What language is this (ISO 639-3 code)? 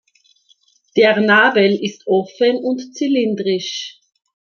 deu